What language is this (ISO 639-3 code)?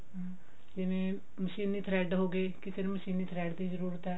pan